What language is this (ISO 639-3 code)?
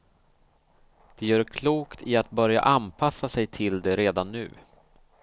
swe